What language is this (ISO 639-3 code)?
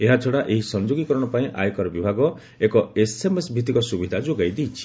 ori